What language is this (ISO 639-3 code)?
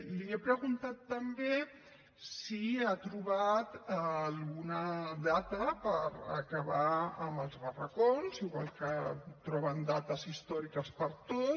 cat